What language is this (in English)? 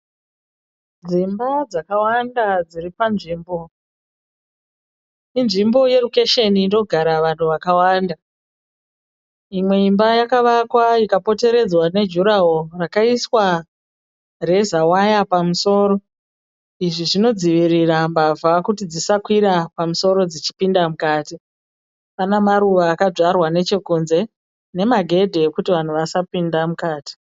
Shona